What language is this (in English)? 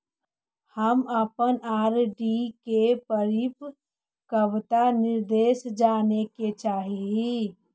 Magahi